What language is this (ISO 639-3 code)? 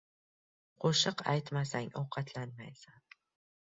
uzb